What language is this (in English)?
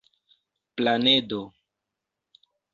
Esperanto